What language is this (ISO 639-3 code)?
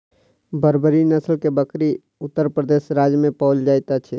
mai